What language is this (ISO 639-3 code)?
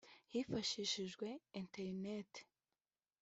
kin